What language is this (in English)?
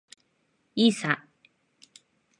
Japanese